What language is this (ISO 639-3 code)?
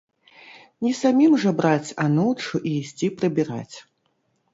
bel